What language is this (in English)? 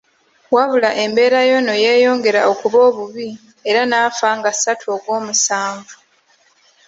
Ganda